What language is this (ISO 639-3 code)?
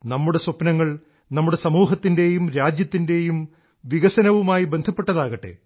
mal